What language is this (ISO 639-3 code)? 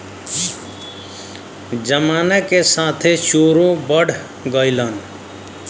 bho